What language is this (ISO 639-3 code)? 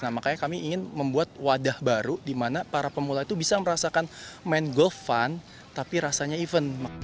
ind